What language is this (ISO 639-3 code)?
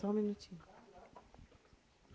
por